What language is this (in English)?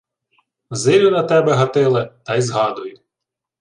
Ukrainian